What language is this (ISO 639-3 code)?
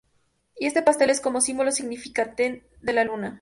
spa